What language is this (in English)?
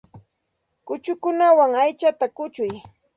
Santa Ana de Tusi Pasco Quechua